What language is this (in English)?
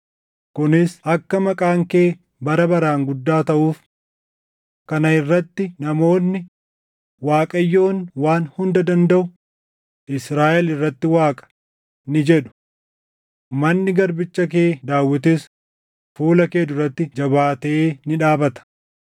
Oromo